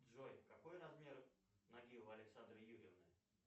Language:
Russian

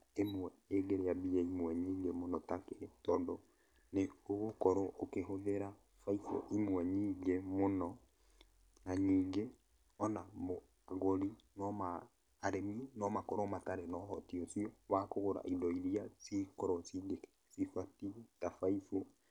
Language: Kikuyu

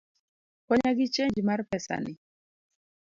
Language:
Luo (Kenya and Tanzania)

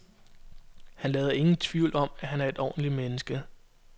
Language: Danish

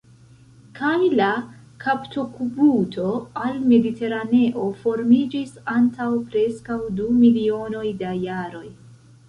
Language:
Esperanto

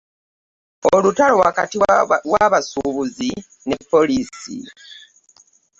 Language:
Ganda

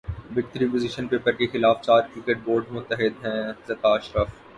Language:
Urdu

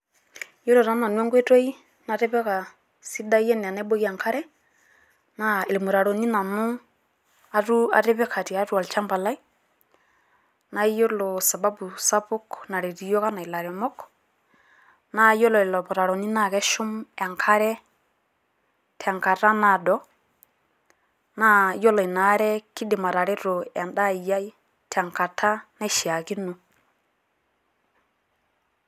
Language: Masai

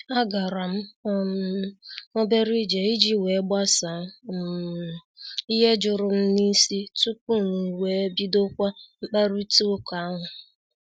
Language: Igbo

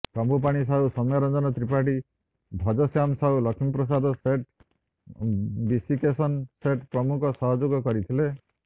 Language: Odia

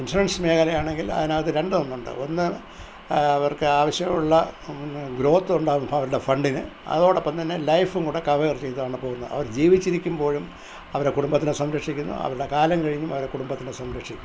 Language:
Malayalam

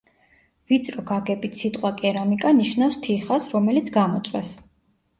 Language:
Georgian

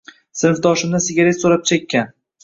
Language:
Uzbek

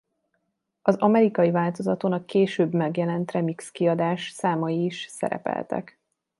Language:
Hungarian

